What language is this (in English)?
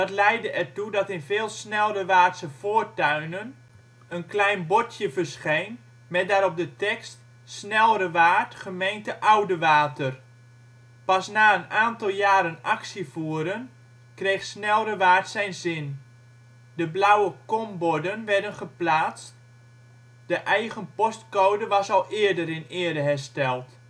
Dutch